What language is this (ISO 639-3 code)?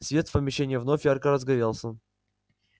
rus